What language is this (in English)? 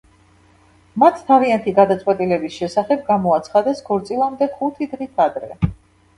Georgian